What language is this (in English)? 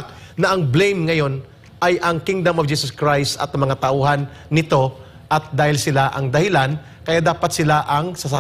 Filipino